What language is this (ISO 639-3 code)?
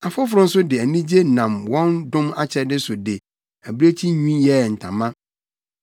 aka